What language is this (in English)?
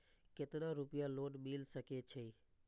Maithili